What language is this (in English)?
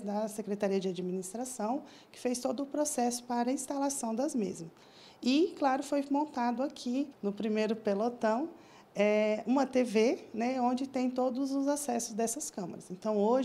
Portuguese